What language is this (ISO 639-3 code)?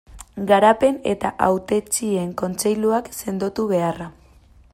eus